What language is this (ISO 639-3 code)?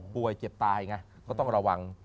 tha